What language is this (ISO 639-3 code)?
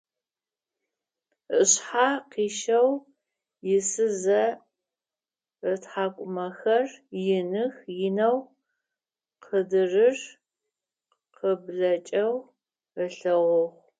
ady